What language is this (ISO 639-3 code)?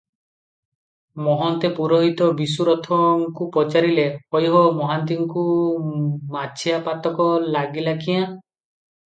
ori